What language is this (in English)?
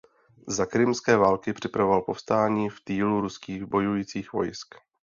Czech